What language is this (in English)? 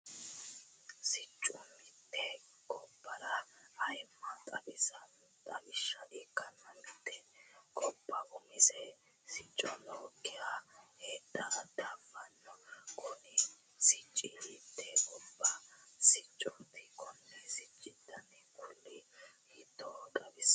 Sidamo